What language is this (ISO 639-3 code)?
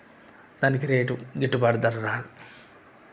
tel